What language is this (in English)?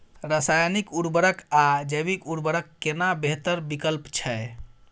Maithili